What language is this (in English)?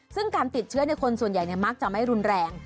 Thai